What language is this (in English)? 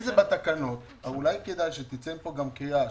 Hebrew